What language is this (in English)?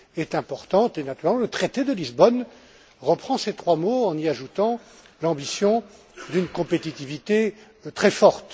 French